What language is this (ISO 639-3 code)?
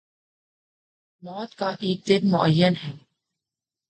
urd